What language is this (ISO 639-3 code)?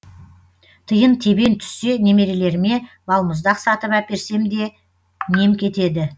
kaz